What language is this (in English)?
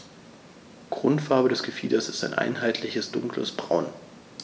German